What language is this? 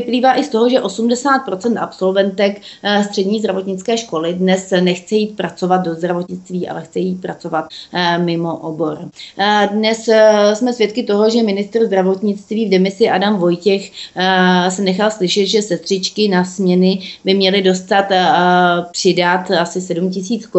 Czech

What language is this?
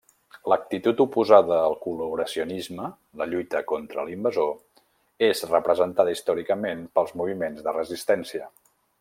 Catalan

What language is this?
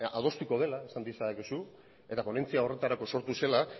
Basque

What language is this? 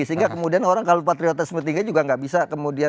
Indonesian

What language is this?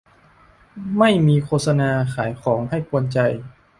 Thai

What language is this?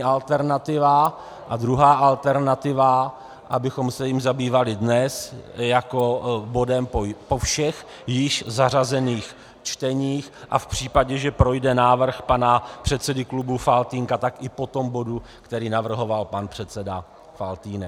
Czech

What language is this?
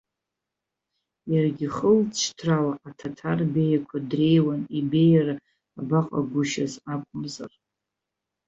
Abkhazian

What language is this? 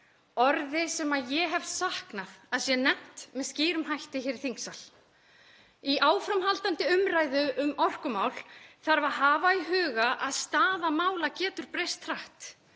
Icelandic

